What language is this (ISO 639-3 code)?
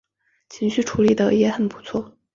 zho